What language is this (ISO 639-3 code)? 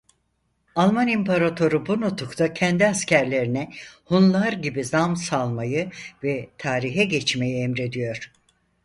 tur